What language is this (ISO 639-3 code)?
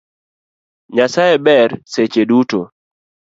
luo